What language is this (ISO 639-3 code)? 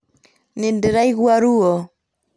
kik